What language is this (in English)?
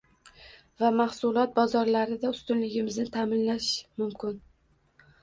Uzbek